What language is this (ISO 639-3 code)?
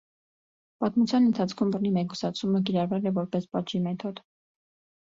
hye